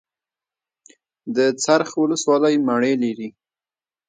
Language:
Pashto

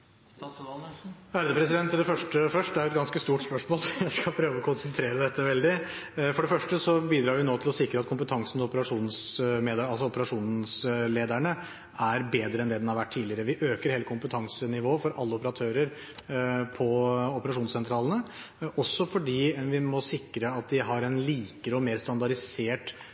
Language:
Norwegian Bokmål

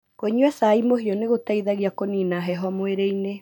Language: Kikuyu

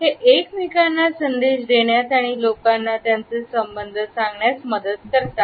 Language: Marathi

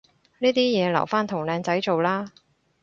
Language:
Cantonese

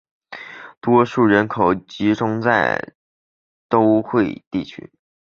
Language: Chinese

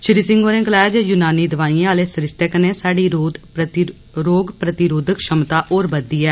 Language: Dogri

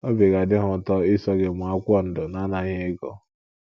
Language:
Igbo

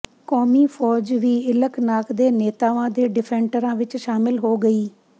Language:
Punjabi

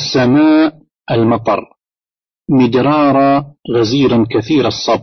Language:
Arabic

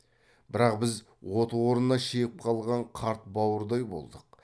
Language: Kazakh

